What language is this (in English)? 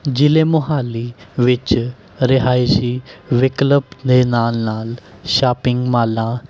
Punjabi